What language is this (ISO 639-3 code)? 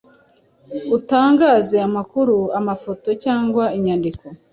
kin